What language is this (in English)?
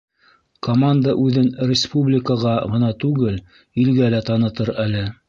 Bashkir